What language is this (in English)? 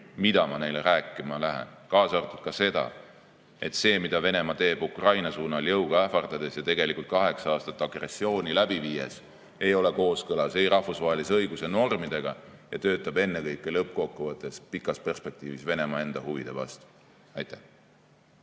Estonian